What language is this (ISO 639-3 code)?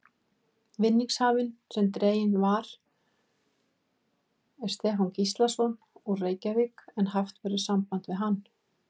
isl